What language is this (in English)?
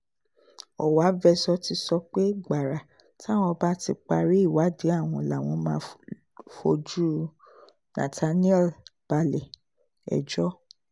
Yoruba